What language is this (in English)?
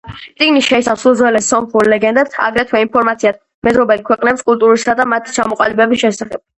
Georgian